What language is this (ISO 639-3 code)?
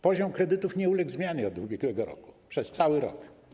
pol